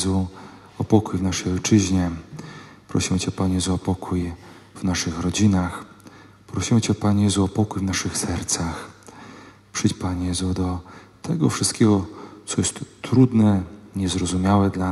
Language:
Polish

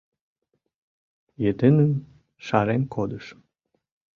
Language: Mari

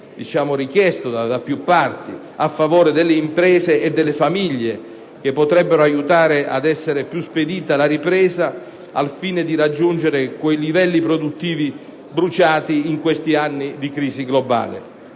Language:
Italian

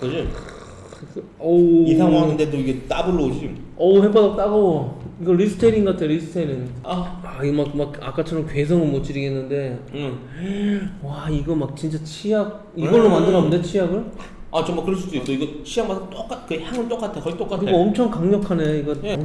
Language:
Korean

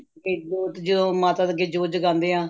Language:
Punjabi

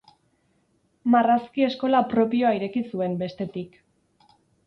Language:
Basque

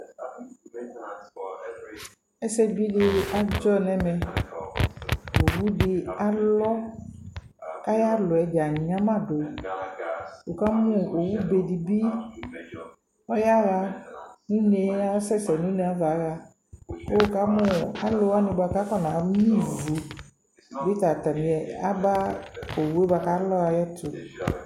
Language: Ikposo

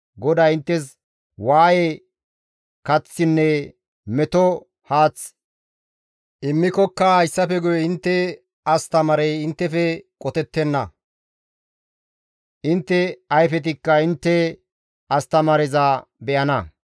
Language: Gamo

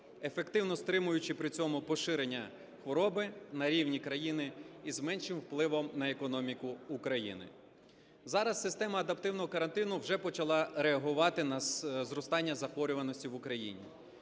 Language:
Ukrainian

